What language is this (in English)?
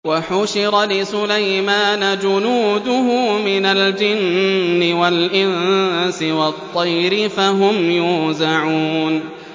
Arabic